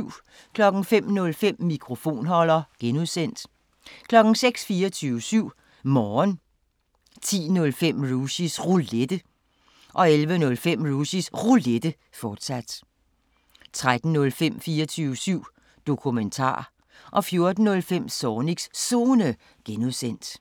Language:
Danish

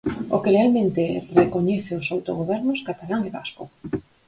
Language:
Galician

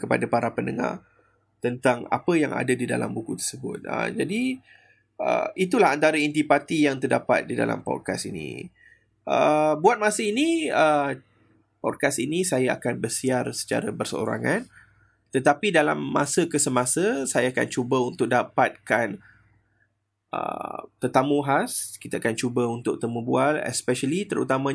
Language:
Malay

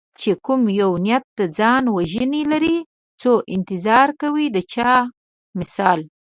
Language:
Pashto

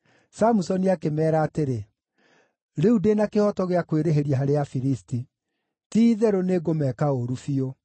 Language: Kikuyu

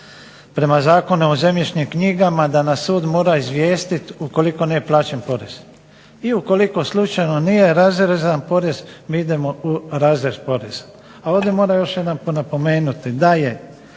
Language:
Croatian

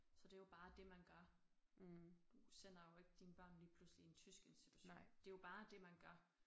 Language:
Danish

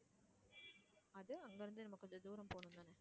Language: Tamil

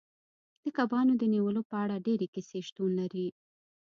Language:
Pashto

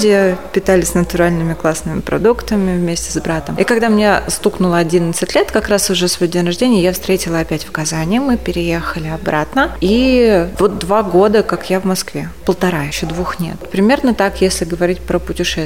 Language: Russian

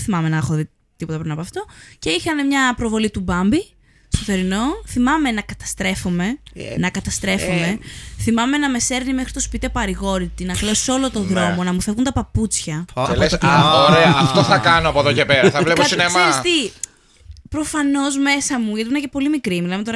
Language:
Greek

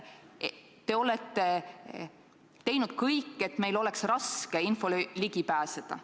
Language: Estonian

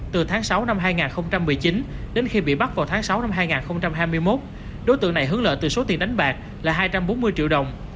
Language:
Vietnamese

